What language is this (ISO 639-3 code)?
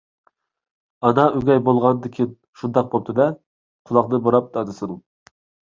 uig